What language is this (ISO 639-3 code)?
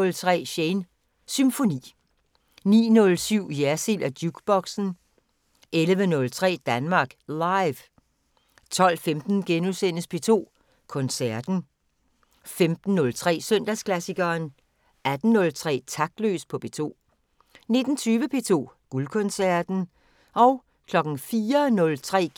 dan